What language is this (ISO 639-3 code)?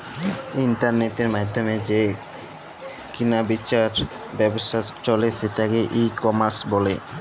ben